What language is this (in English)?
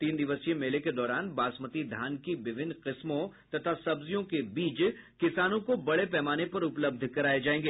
Hindi